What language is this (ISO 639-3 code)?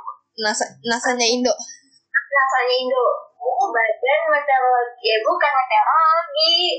ind